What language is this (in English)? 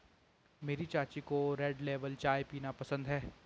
Hindi